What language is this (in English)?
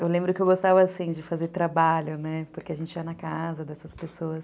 Portuguese